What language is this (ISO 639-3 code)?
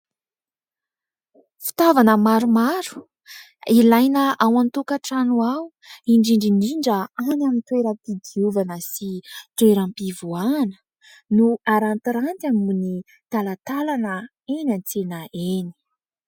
mlg